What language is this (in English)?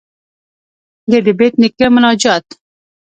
Pashto